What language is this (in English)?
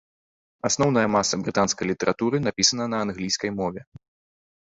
Belarusian